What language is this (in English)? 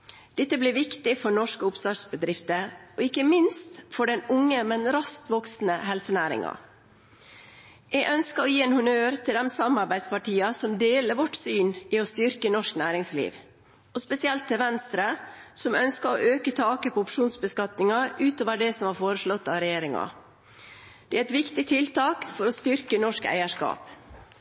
Norwegian Bokmål